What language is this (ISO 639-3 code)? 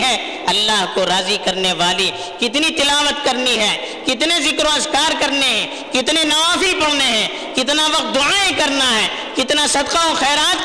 urd